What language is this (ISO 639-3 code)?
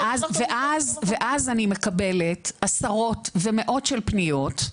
heb